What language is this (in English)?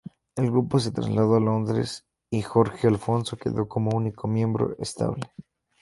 Spanish